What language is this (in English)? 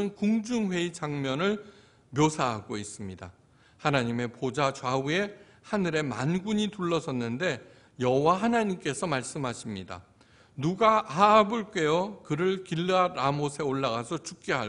Korean